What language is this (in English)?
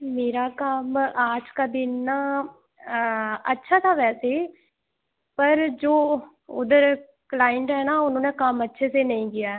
Dogri